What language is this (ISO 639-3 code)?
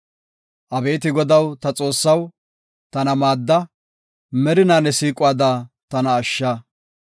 gof